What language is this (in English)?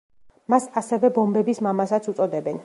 Georgian